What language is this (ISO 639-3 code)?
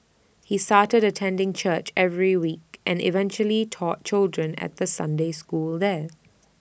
eng